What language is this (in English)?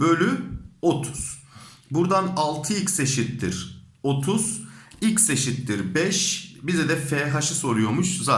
Turkish